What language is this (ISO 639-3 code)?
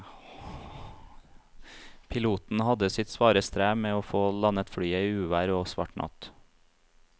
nor